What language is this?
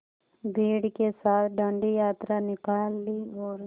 Hindi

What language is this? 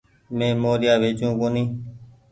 Goaria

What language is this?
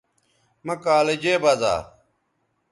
Bateri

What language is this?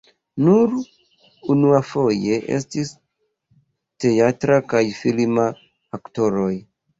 Esperanto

